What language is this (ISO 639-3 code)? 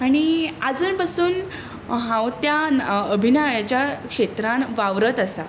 kok